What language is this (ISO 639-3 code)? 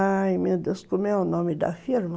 por